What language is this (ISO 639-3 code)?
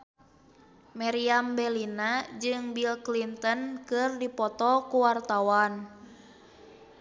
sun